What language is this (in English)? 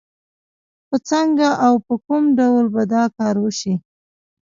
Pashto